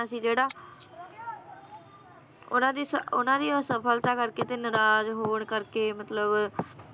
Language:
Punjabi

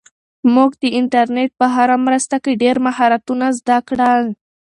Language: Pashto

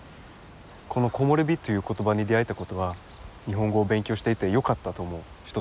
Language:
Japanese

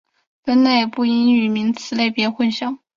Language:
Chinese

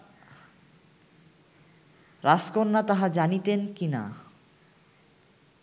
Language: Bangla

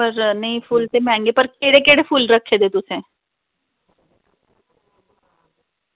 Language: Dogri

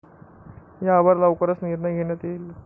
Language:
Marathi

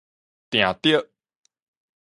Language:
Min Nan Chinese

